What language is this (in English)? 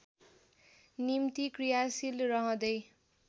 Nepali